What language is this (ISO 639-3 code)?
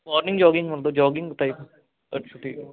pan